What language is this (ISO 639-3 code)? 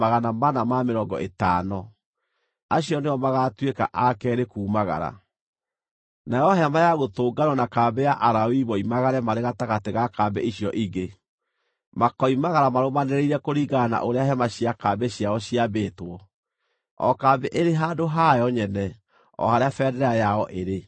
kik